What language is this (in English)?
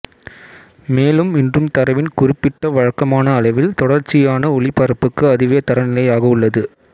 Tamil